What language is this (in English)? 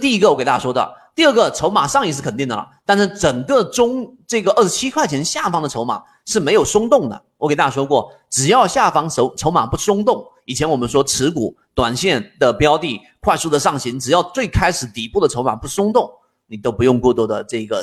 Chinese